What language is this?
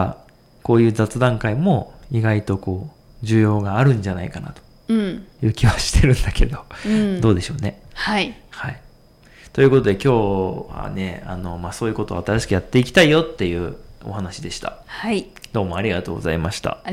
Japanese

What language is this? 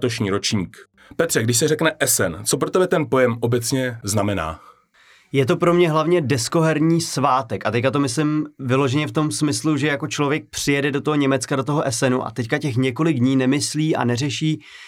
Czech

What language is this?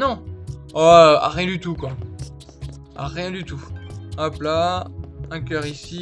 French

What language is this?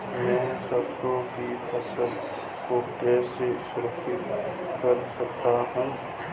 Hindi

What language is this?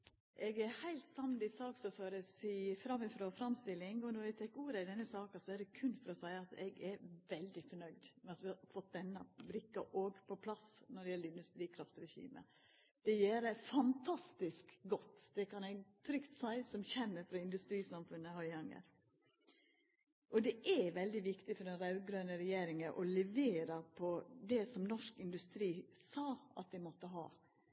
Norwegian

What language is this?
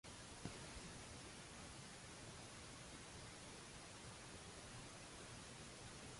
Maltese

